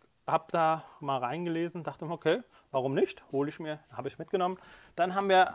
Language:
German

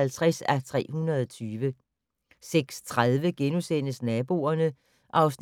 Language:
Danish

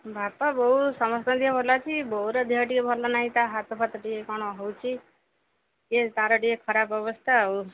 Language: Odia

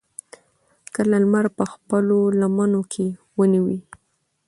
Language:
Pashto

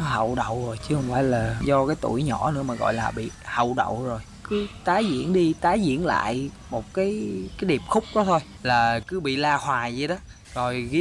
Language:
Vietnamese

